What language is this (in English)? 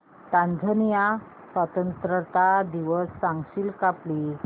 Marathi